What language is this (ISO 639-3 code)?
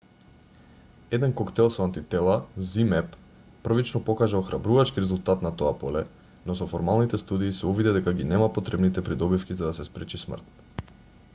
mkd